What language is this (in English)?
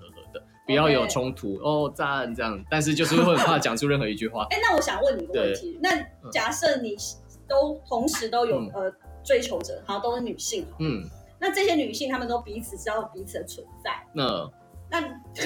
Chinese